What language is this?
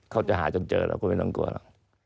Thai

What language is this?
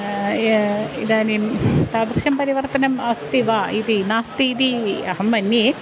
Sanskrit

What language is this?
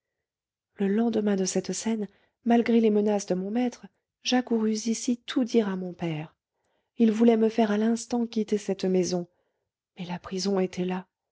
French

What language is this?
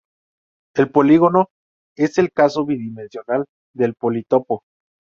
Spanish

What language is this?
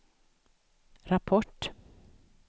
Swedish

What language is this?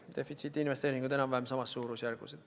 Estonian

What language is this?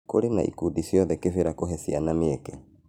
Kikuyu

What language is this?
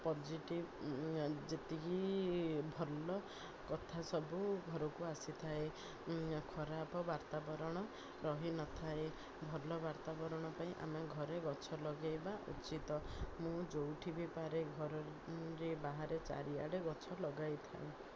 Odia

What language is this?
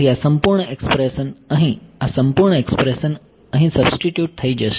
Gujarati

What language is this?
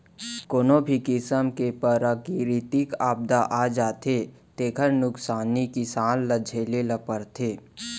Chhattisgarhi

